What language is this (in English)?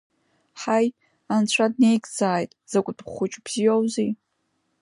Abkhazian